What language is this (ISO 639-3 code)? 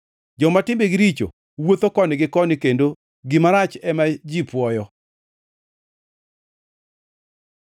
luo